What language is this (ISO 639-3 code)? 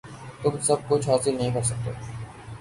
urd